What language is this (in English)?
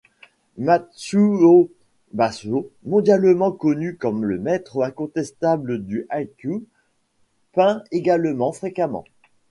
French